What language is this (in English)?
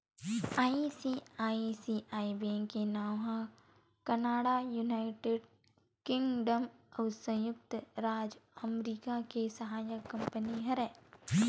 Chhattisgarhi